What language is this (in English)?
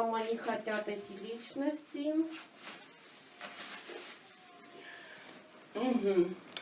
Russian